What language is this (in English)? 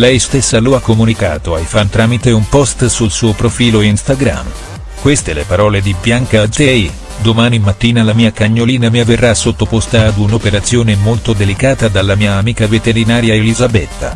Italian